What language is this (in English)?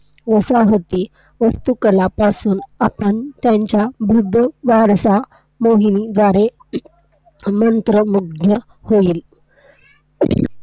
Marathi